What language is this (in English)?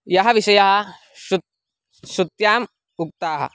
Sanskrit